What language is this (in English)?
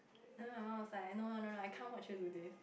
English